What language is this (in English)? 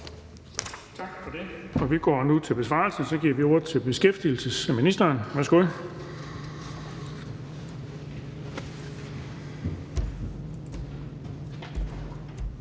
Danish